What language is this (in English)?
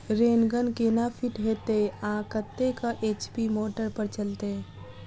Maithili